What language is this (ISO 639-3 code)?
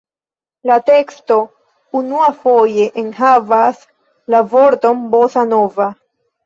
epo